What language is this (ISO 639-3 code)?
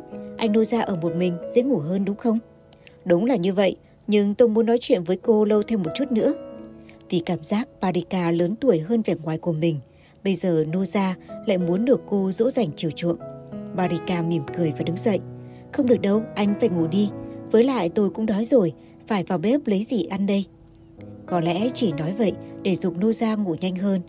vie